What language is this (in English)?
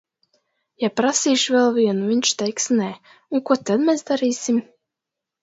Latvian